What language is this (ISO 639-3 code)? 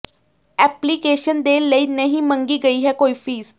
pan